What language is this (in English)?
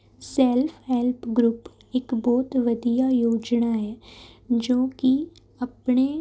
Punjabi